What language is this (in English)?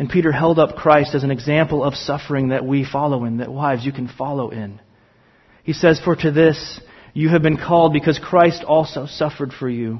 English